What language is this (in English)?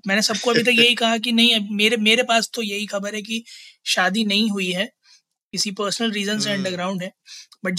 Hindi